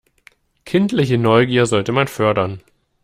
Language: German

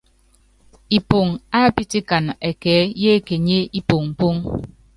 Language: Yangben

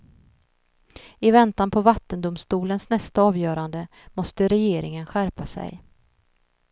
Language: Swedish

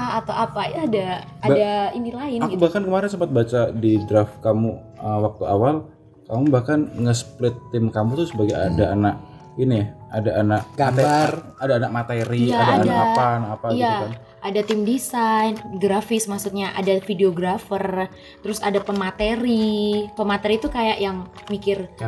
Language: Indonesian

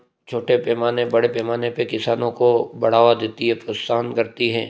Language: Hindi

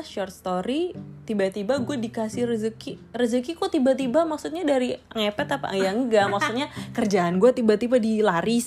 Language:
Indonesian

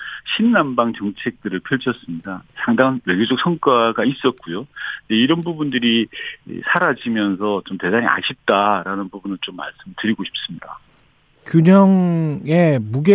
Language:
Korean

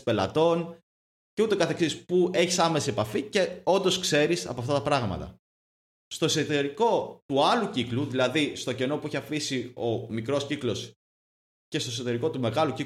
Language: Greek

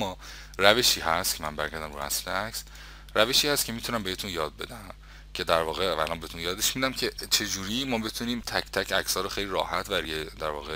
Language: Persian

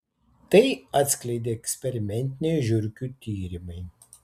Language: Lithuanian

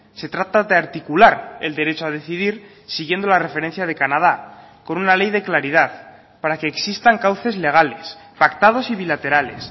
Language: Spanish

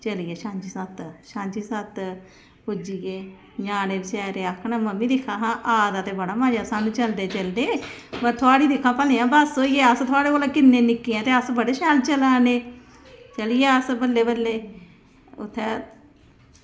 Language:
Dogri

